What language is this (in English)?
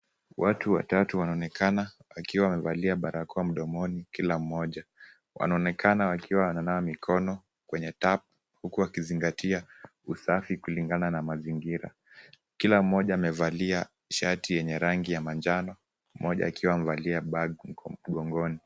Swahili